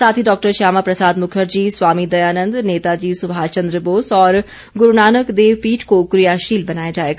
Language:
Hindi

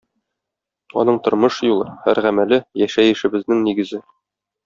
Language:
Tatar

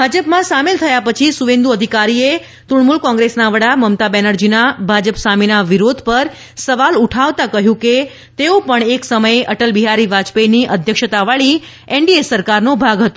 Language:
Gujarati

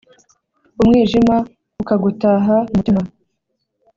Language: Kinyarwanda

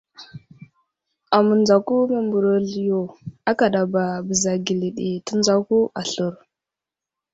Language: Wuzlam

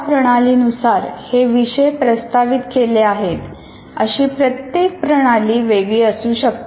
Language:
Marathi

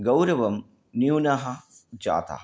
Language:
Sanskrit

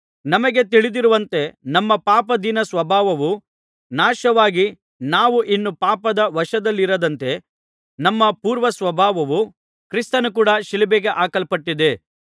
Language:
Kannada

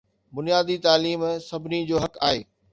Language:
Sindhi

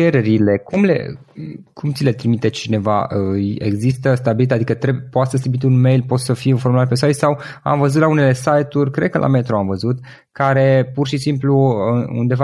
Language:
Romanian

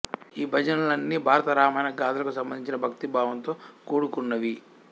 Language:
Telugu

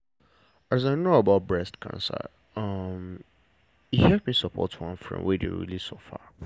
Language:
Nigerian Pidgin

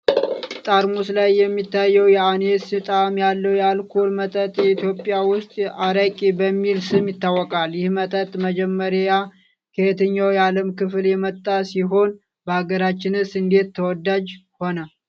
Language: Amharic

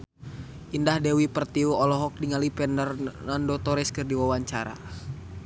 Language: Sundanese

